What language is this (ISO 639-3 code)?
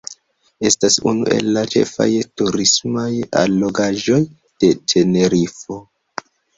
epo